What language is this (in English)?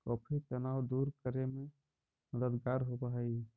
Magahi